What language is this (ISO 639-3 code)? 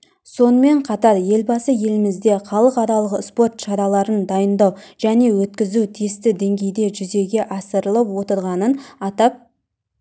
kaz